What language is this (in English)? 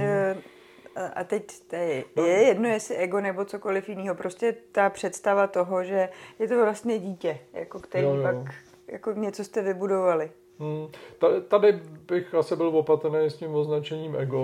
Czech